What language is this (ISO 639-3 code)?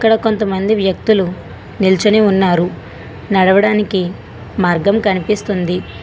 tel